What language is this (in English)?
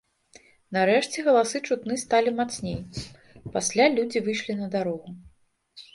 Belarusian